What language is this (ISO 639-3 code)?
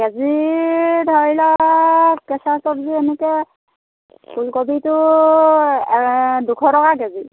asm